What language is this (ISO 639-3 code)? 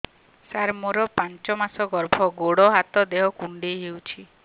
ori